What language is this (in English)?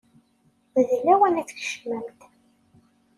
Kabyle